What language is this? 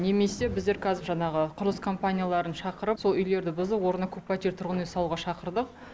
Kazakh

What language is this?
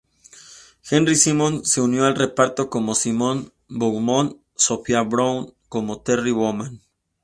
Spanish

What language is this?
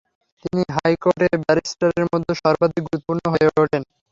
Bangla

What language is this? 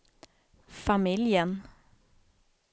Swedish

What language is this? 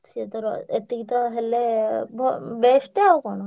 Odia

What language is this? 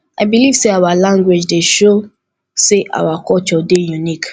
Nigerian Pidgin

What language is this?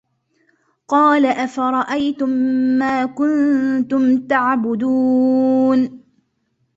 Arabic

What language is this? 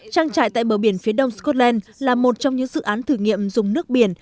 Vietnamese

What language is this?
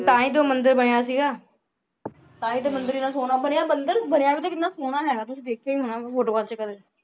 Punjabi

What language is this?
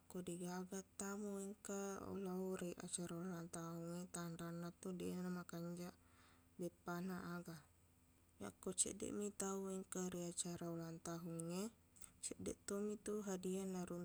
Buginese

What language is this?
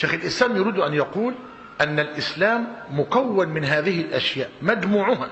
Arabic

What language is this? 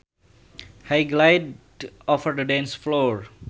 Sundanese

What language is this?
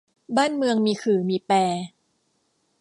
Thai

